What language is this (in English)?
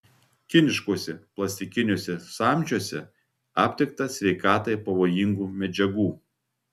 Lithuanian